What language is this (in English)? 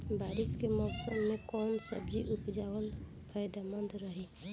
Bhojpuri